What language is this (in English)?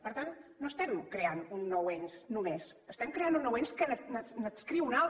Catalan